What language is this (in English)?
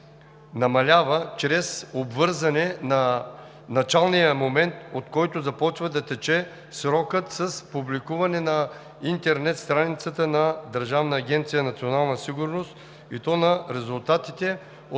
Bulgarian